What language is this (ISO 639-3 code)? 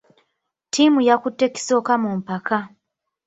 lug